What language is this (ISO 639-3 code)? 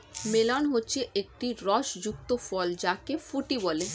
ben